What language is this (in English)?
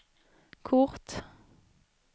Swedish